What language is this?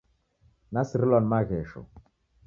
Taita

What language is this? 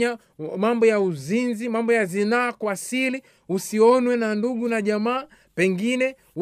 Swahili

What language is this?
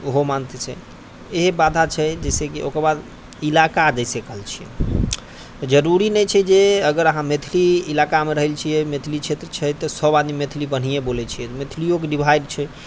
Maithili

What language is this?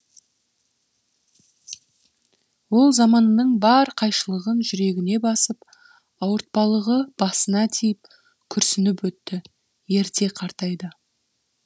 Kazakh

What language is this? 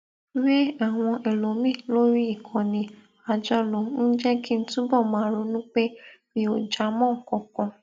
Yoruba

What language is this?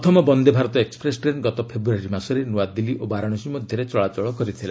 Odia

